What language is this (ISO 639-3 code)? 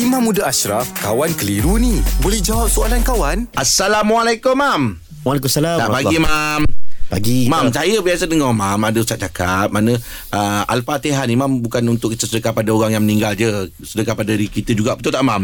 msa